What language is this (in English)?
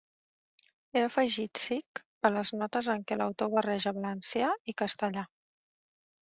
Catalan